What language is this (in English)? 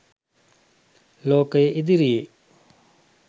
Sinhala